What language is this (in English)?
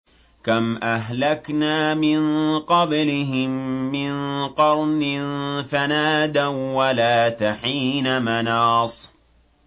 Arabic